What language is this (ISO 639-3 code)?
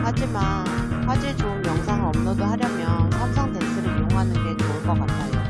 kor